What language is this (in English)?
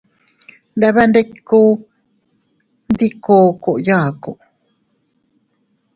Teutila Cuicatec